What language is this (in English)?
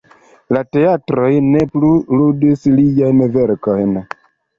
Esperanto